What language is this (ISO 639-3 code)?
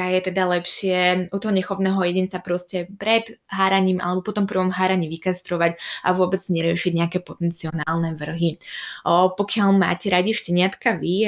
slk